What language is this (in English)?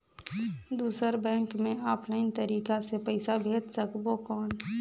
Chhattisgarhi